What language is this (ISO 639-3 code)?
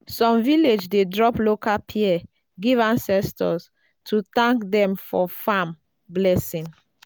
pcm